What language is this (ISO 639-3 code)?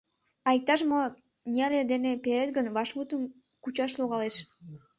chm